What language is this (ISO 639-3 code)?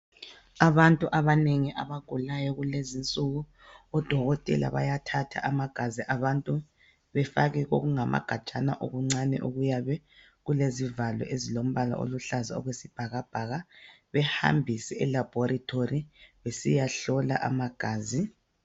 nde